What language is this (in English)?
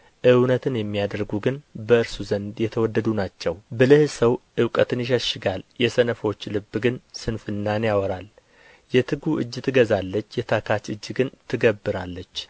Amharic